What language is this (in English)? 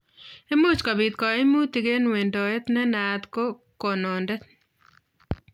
Kalenjin